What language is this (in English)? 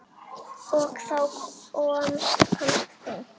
Icelandic